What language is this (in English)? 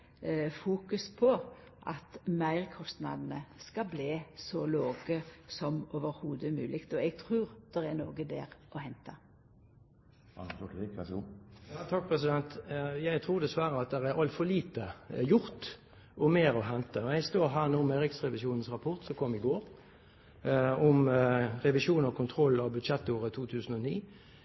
Norwegian